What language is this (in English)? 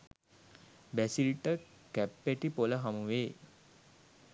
Sinhala